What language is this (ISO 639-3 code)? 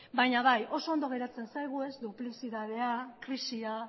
eus